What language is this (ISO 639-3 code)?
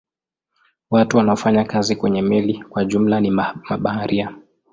swa